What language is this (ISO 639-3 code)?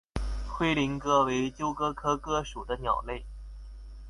zho